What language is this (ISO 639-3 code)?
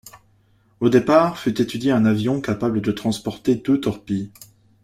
fra